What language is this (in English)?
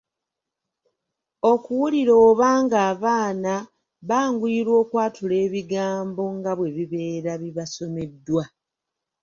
Ganda